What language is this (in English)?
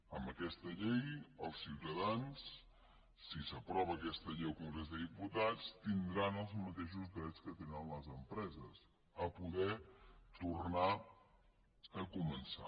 Catalan